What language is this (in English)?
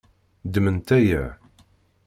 Kabyle